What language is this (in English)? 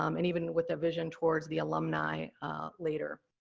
English